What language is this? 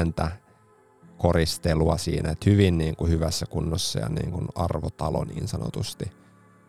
Finnish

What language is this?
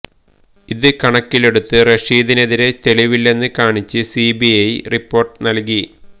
Malayalam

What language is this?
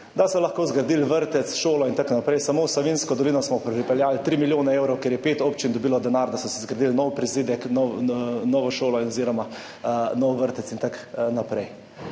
Slovenian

